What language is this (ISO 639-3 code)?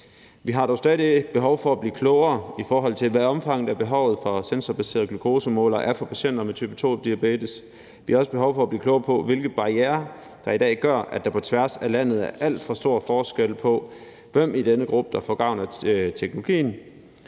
dan